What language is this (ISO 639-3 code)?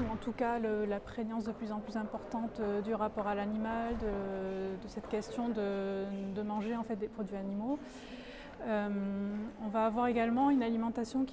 fra